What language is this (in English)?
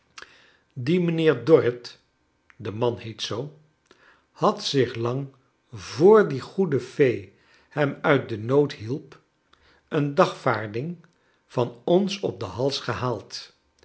Dutch